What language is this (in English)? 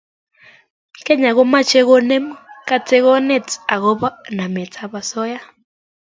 Kalenjin